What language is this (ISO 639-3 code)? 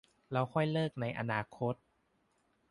tha